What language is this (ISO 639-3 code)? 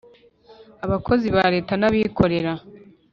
kin